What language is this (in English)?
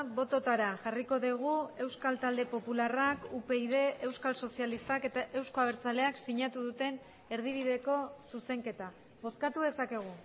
Basque